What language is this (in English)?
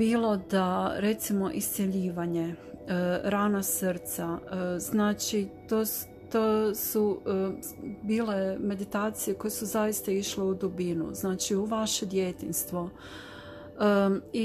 Croatian